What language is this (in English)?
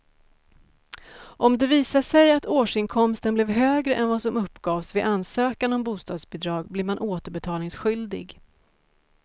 Swedish